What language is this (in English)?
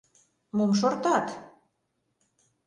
Mari